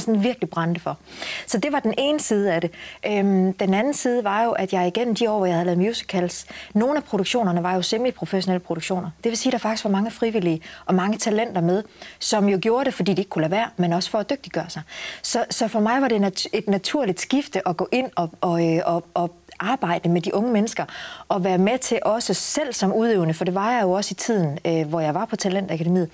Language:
Danish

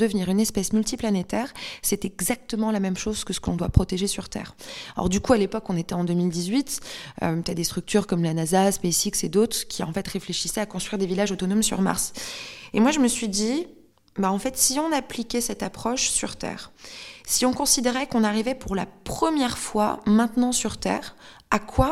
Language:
French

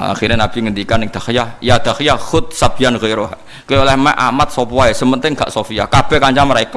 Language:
Indonesian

